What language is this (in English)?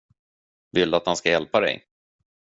Swedish